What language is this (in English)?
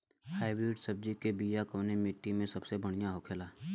Bhojpuri